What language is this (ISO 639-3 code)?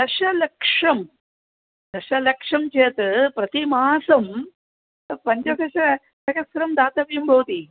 san